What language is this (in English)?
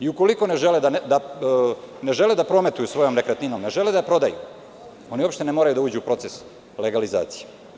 Serbian